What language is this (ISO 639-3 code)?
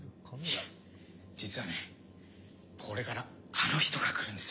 jpn